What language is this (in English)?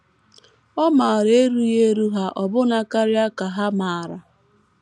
Igbo